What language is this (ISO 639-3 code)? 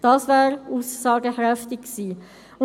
gsw